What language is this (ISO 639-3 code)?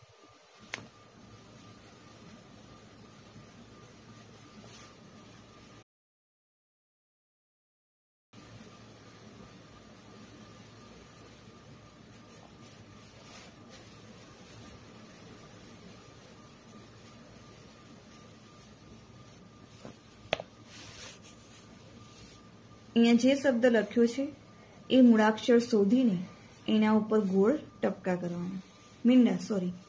guj